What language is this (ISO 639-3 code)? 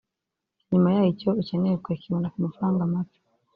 kin